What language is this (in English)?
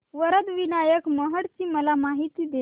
Marathi